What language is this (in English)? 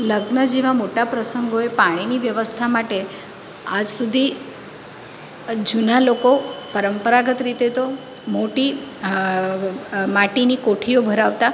Gujarati